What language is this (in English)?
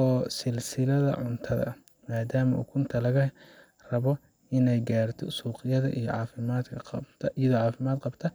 Somali